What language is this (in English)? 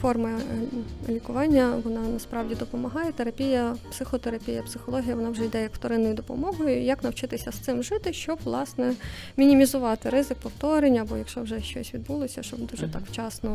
Ukrainian